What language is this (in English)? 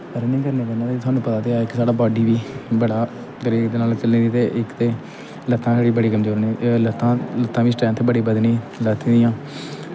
Dogri